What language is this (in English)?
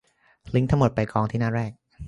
Thai